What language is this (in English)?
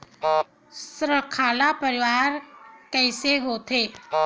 Chhattisgarhi